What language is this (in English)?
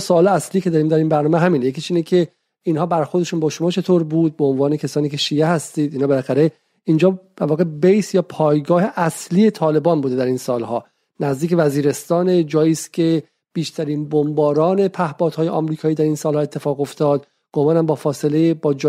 Persian